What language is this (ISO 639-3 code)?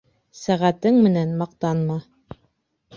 bak